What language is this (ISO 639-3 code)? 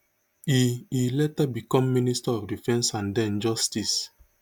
pcm